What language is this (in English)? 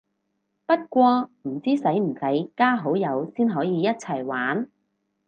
Cantonese